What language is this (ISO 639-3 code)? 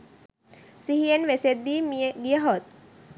sin